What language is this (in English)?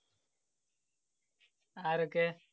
Malayalam